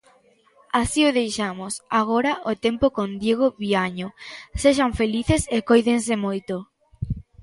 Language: Galician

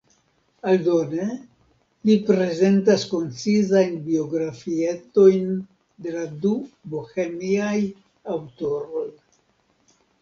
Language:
Esperanto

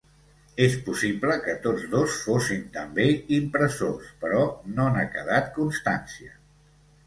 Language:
Catalan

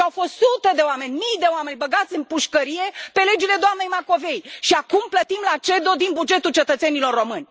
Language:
Romanian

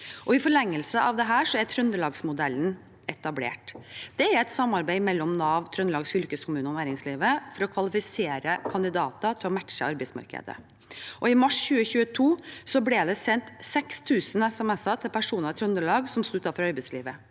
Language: Norwegian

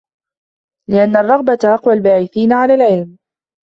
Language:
Arabic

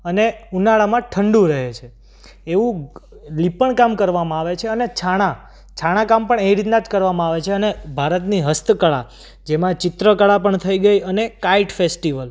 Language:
Gujarati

